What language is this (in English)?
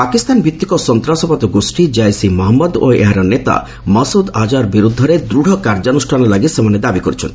Odia